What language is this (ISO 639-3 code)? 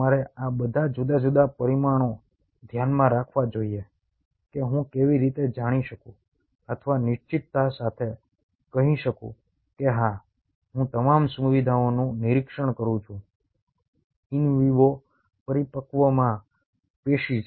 guj